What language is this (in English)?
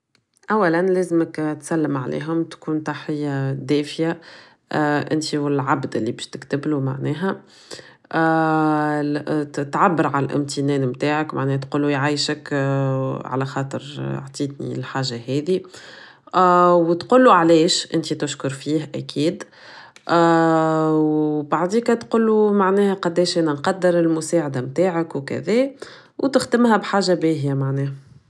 Tunisian Arabic